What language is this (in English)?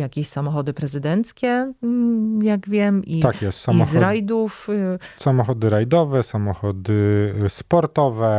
Polish